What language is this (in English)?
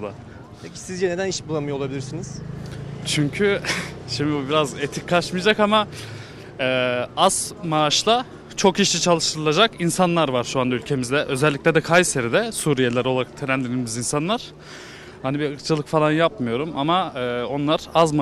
Turkish